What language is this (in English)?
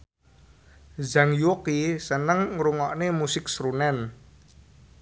Javanese